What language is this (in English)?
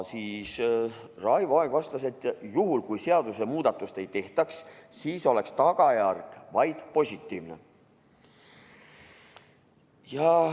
Estonian